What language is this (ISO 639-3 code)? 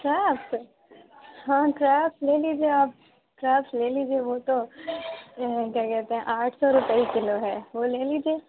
urd